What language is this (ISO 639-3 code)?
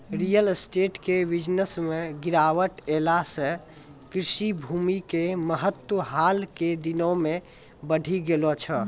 mai